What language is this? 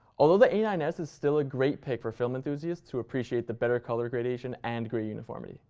English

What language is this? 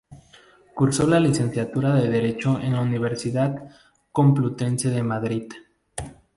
Spanish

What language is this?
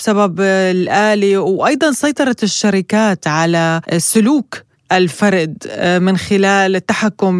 Arabic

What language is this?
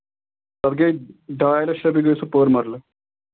Kashmiri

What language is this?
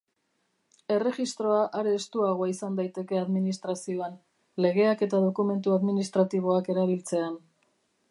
Basque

